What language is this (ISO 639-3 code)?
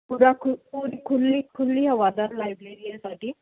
pan